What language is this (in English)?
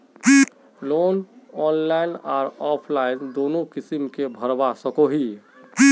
Magahi